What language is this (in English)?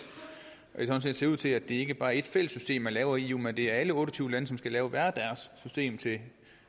Danish